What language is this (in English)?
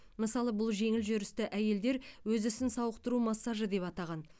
Kazakh